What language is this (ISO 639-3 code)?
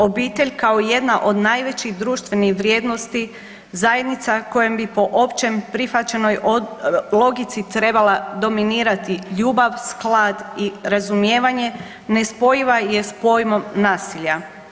hrv